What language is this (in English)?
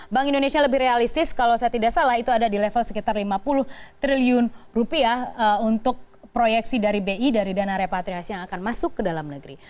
Indonesian